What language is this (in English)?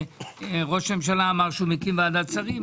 Hebrew